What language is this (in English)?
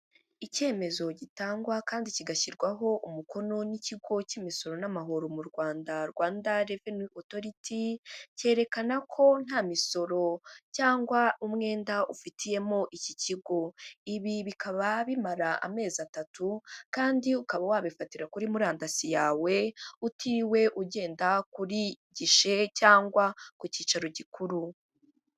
Kinyarwanda